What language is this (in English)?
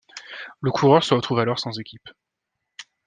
French